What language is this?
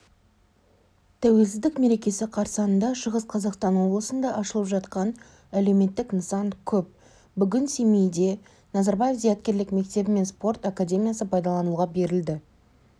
Kazakh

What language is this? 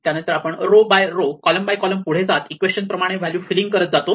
Marathi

